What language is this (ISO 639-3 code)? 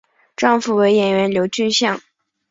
zho